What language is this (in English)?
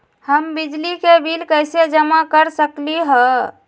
Magahi